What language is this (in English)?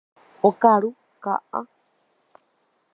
Guarani